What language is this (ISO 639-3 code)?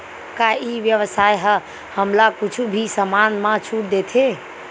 hne